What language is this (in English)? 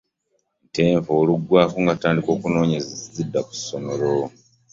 Ganda